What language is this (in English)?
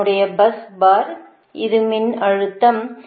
Tamil